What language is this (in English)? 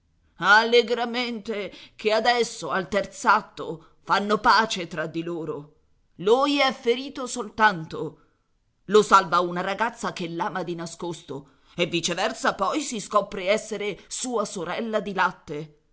Italian